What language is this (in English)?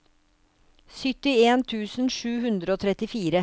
Norwegian